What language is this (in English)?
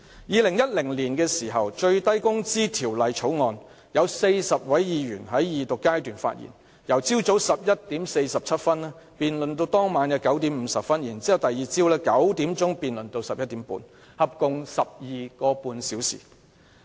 Cantonese